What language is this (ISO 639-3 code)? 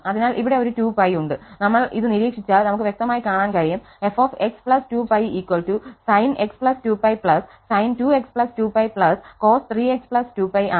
mal